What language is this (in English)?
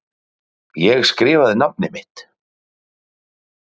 Icelandic